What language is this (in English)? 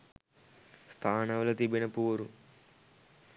Sinhala